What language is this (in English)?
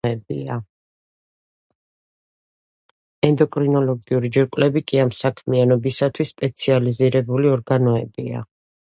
Georgian